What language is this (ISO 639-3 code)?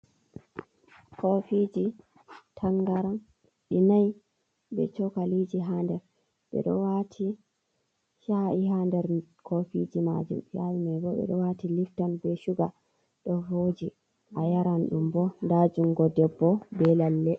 ful